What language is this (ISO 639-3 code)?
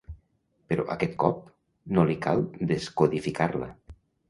cat